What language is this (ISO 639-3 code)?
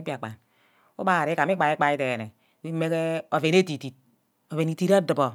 byc